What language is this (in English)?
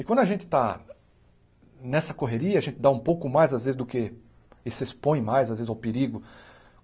Portuguese